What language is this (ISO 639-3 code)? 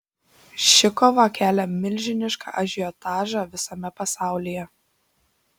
lit